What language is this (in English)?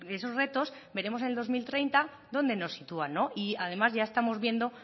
Spanish